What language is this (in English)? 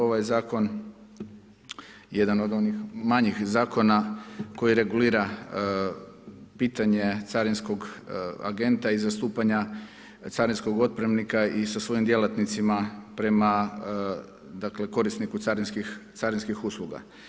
Croatian